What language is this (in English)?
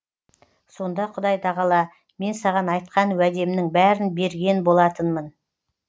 Kazakh